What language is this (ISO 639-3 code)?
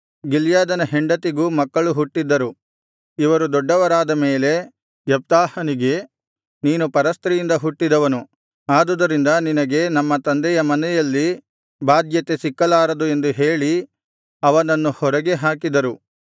kan